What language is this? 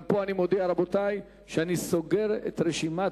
Hebrew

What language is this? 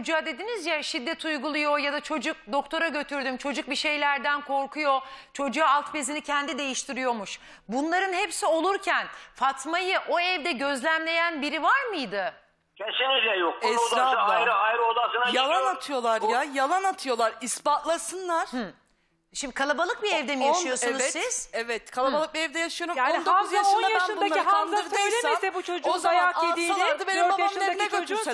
Turkish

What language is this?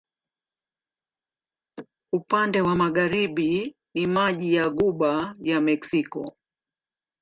Swahili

